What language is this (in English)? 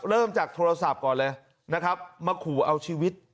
Thai